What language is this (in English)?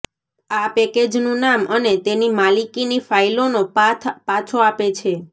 Gujarati